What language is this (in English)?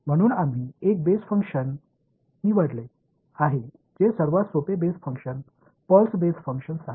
Marathi